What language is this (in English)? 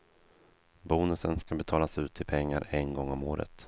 Swedish